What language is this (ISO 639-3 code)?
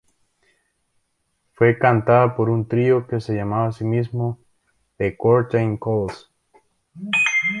spa